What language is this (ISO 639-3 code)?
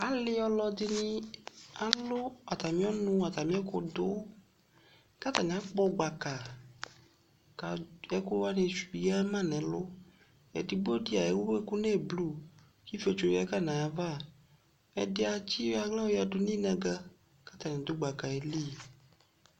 kpo